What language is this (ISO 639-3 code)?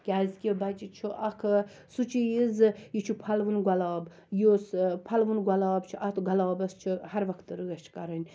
kas